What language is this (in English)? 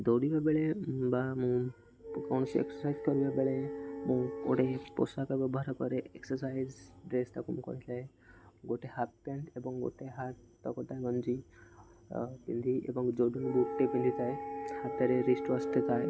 Odia